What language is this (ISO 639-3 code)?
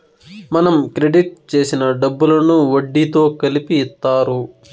tel